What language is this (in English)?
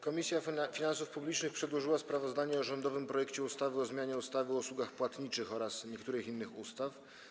Polish